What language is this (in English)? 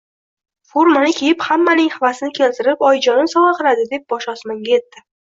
Uzbek